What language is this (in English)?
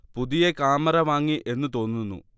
Malayalam